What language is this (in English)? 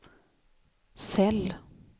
Swedish